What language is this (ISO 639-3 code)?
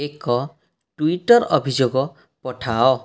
ori